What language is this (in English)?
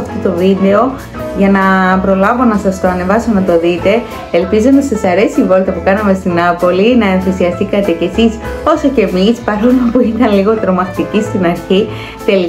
Greek